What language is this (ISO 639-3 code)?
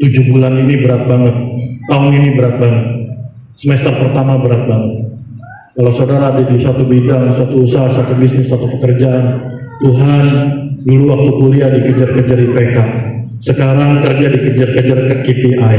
ind